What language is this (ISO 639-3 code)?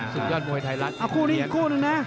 tha